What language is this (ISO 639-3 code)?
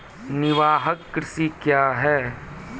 mai